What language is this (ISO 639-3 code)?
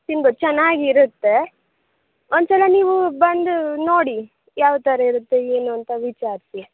kan